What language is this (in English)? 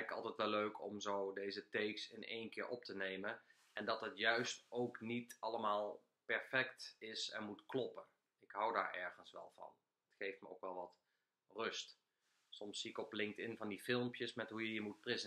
Dutch